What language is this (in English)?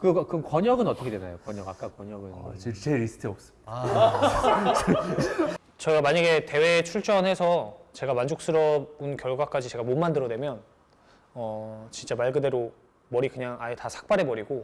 Korean